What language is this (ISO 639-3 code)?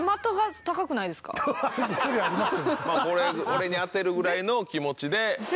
jpn